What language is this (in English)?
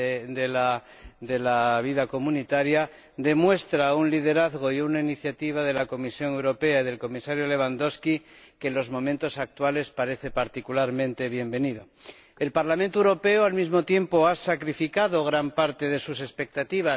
Spanish